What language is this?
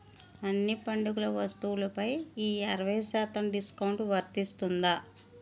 Telugu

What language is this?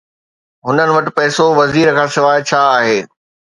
Sindhi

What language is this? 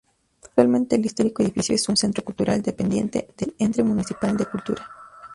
Spanish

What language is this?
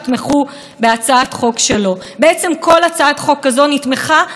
Hebrew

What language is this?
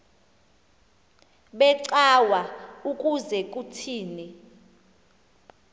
Xhosa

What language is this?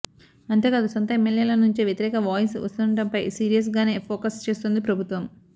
Telugu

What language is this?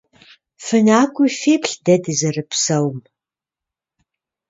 Kabardian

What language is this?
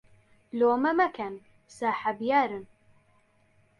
Central Kurdish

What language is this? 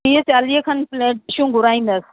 Sindhi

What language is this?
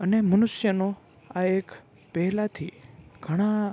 Gujarati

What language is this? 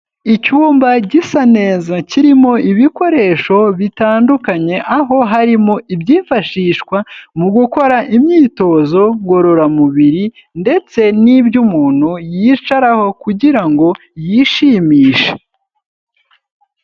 Kinyarwanda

